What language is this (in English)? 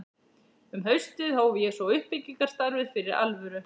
Icelandic